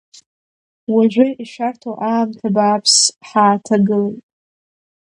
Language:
Abkhazian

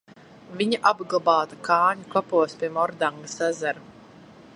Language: Latvian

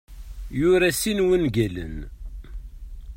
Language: Kabyle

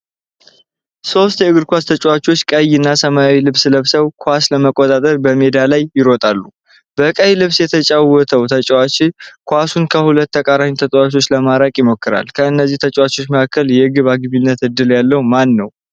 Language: Amharic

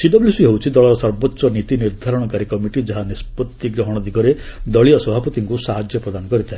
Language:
Odia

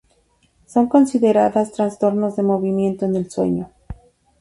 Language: Spanish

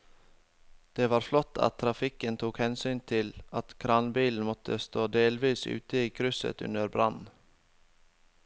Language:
Norwegian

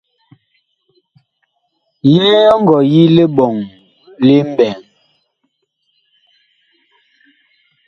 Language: Bakoko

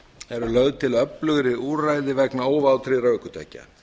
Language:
Icelandic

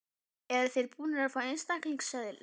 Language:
Icelandic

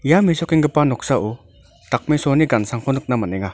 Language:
Garo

